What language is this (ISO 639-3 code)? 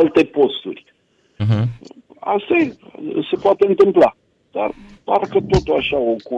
ron